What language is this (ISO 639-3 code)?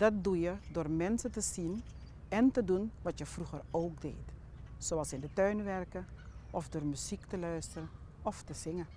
nld